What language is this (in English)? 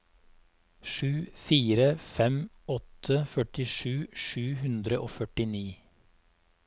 Norwegian